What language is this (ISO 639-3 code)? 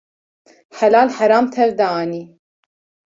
kur